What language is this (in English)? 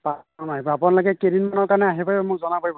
Assamese